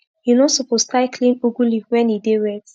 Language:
Nigerian Pidgin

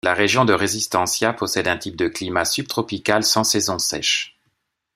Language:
French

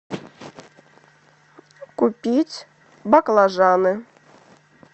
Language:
Russian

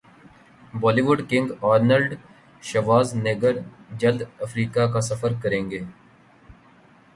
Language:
Urdu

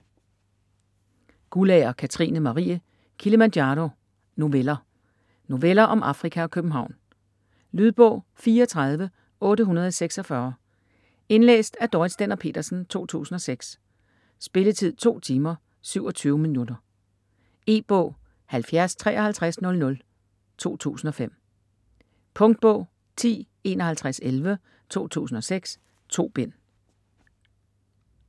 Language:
Danish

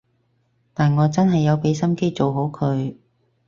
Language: Cantonese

